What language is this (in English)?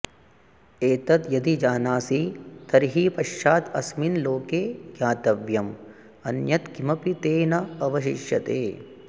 Sanskrit